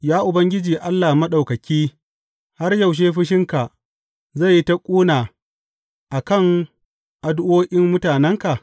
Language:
Hausa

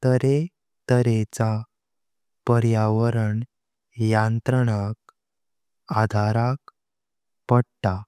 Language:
Konkani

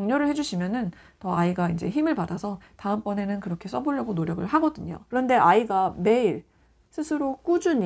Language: Korean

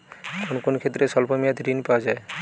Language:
Bangla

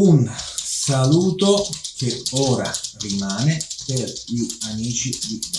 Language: Italian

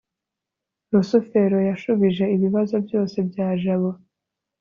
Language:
Kinyarwanda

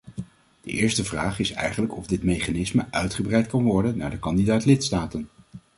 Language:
Dutch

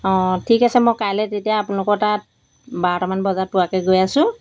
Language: Assamese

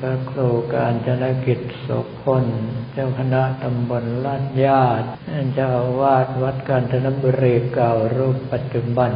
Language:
Thai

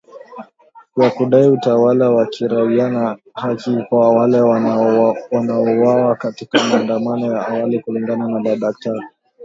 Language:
Swahili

